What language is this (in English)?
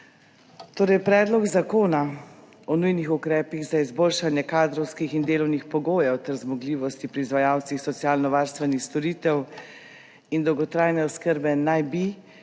Slovenian